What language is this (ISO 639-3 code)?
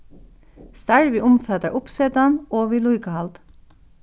fao